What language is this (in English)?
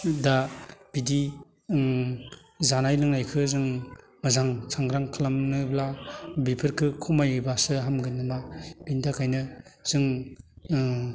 Bodo